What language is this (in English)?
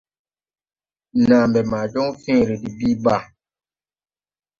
Tupuri